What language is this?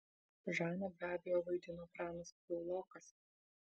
Lithuanian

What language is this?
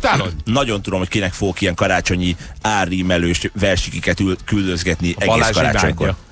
Hungarian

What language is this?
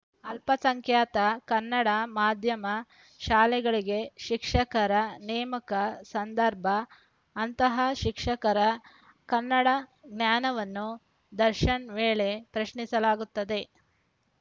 Kannada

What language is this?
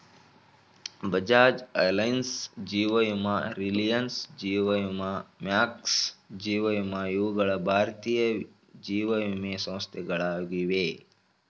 Kannada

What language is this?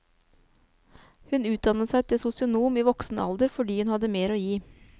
Norwegian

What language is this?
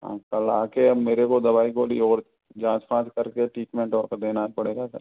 Hindi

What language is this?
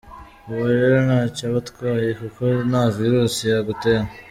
Kinyarwanda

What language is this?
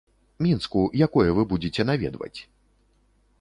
Belarusian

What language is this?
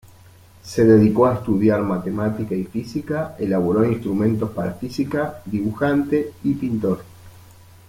Spanish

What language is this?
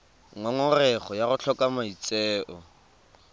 Tswana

